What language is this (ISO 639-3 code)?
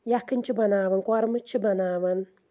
kas